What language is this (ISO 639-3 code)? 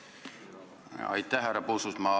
est